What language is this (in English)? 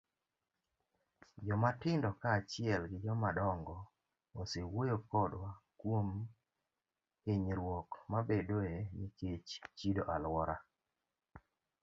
Luo (Kenya and Tanzania)